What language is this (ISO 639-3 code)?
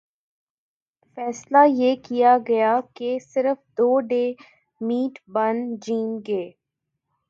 urd